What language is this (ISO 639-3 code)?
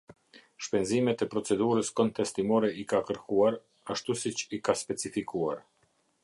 sqi